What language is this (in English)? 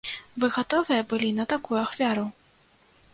Belarusian